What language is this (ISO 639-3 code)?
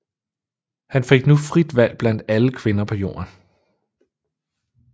dan